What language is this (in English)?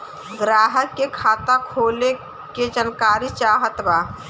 Bhojpuri